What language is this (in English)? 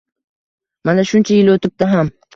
Uzbek